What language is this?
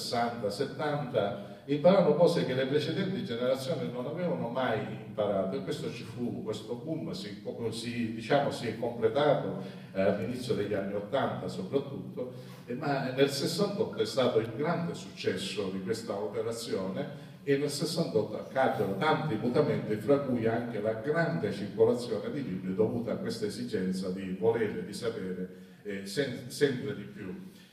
Italian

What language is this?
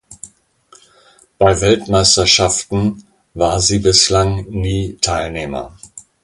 German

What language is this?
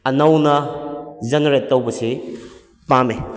Manipuri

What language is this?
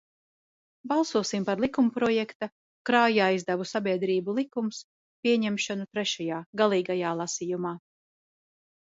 Latvian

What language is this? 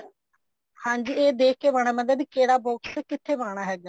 Punjabi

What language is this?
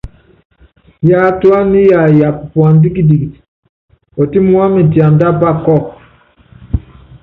Yangben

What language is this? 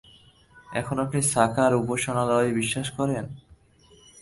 Bangla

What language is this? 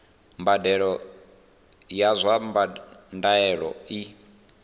Venda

